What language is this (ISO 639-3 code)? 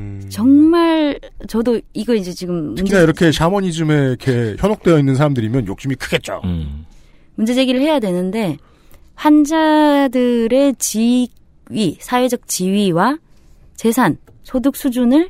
kor